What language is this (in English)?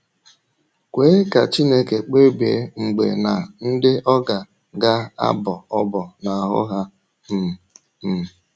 Igbo